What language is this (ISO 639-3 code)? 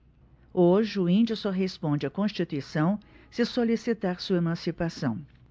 por